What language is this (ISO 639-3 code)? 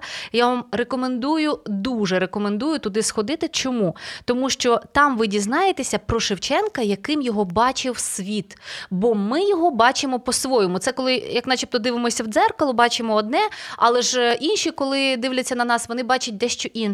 ukr